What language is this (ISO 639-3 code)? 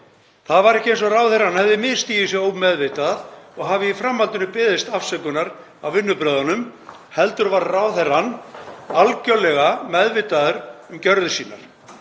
isl